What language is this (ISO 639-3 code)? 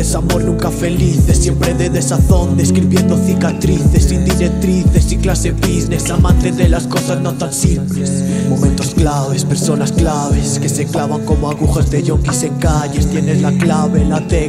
spa